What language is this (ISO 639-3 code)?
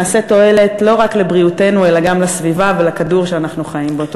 heb